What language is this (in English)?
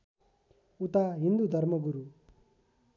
Nepali